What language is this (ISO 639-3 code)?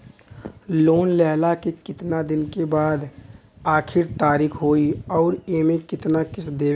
bho